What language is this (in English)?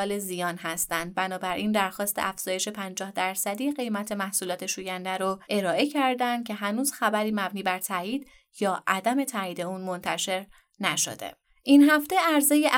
Persian